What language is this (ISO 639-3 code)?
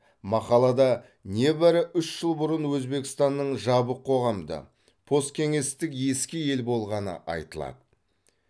kaz